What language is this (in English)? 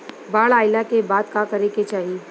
Bhojpuri